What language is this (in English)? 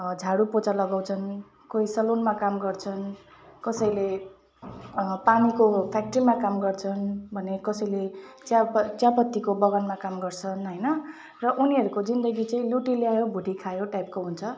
Nepali